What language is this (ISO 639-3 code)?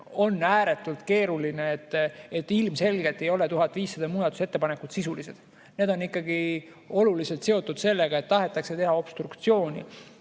est